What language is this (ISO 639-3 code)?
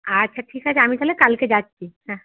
ben